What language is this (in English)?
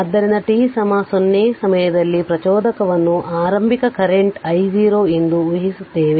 Kannada